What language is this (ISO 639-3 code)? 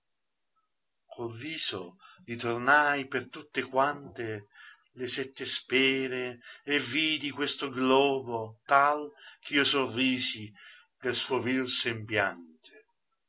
ita